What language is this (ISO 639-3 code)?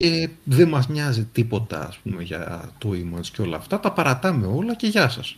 ell